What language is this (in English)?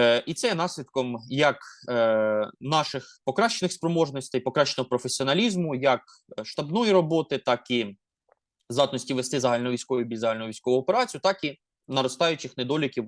Ukrainian